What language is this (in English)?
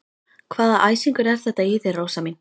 Icelandic